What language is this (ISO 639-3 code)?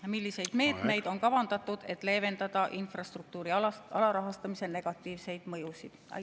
est